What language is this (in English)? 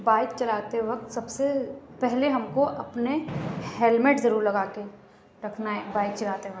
Urdu